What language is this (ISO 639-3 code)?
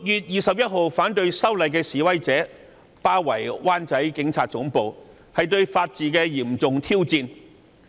yue